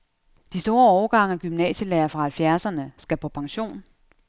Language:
Danish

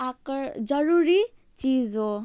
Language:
Nepali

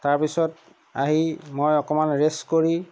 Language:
Assamese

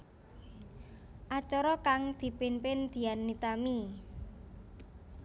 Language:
Javanese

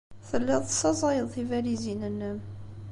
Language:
Kabyle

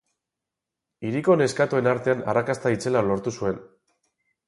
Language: Basque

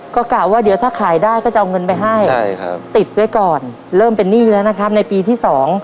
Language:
Thai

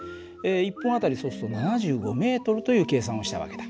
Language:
Japanese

